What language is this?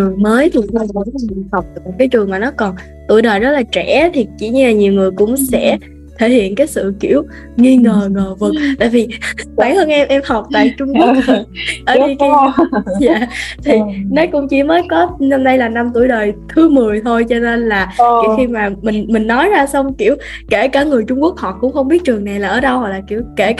Vietnamese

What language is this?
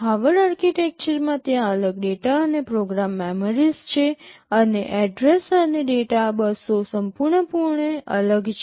Gujarati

